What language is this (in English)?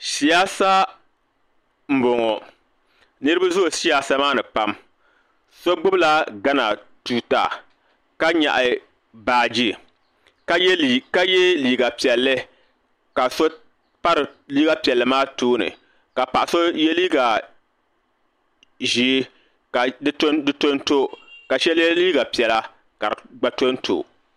Dagbani